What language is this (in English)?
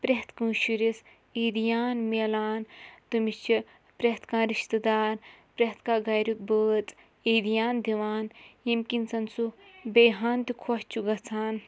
Kashmiri